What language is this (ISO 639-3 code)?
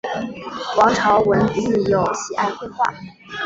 zho